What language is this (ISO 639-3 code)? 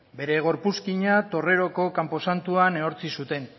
eus